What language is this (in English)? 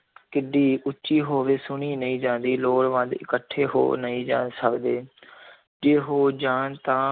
Punjabi